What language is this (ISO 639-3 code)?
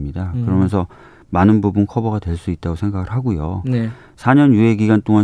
kor